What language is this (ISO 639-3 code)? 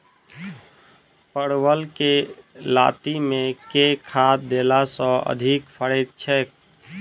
mai